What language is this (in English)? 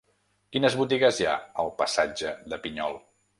Catalan